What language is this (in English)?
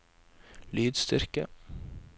Norwegian